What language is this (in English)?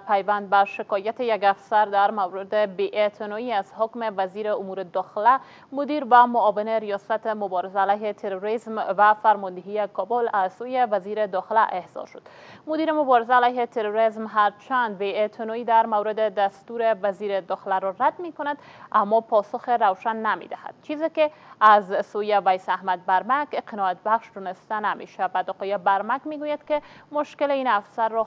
Persian